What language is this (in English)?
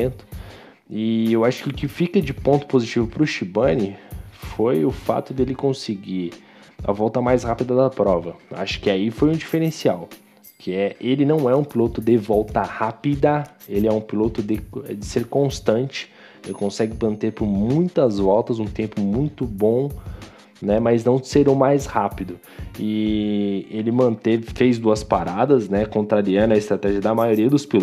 Portuguese